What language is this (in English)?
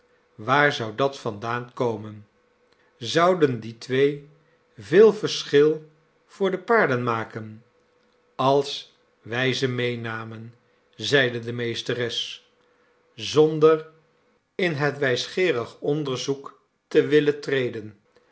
Dutch